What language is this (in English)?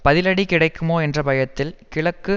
Tamil